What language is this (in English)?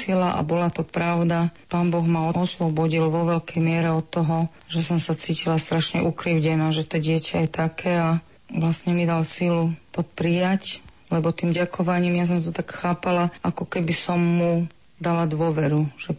Slovak